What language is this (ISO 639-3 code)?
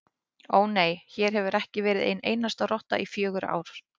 isl